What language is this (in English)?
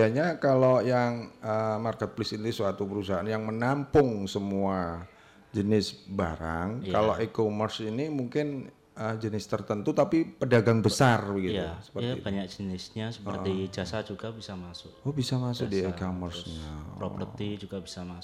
Indonesian